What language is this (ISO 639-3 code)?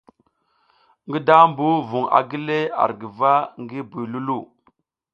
giz